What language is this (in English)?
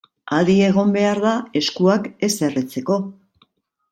Basque